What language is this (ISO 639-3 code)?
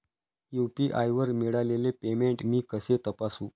mar